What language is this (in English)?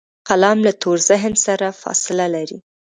Pashto